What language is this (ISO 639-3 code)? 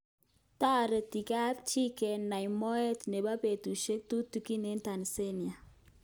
kln